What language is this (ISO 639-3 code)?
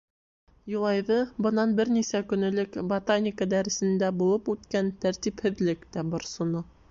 bak